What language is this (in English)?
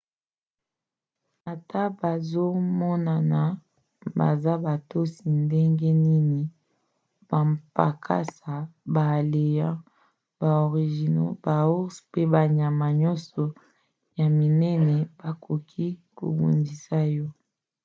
Lingala